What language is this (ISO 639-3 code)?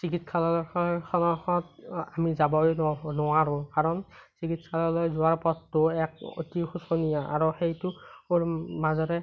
asm